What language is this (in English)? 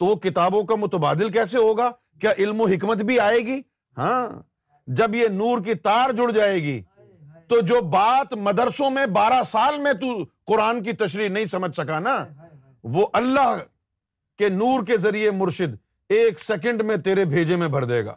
Urdu